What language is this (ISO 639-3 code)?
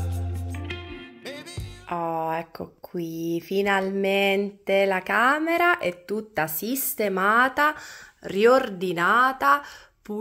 ita